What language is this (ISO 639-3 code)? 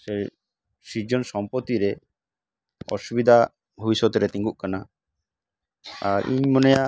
sat